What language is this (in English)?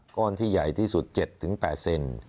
Thai